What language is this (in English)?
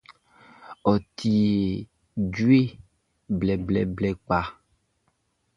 Baoulé